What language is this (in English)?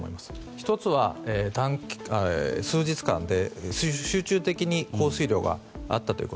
Japanese